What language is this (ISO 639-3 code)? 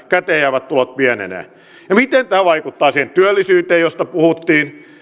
fin